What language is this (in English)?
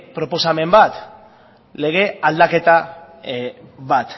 Basque